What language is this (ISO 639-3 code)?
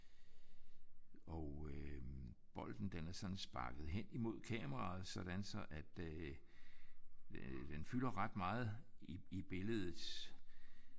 dan